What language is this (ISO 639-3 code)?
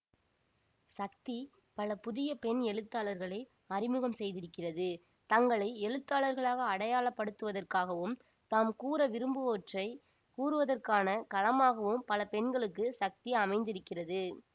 tam